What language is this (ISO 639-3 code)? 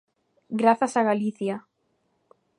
glg